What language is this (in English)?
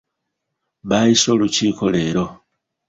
Ganda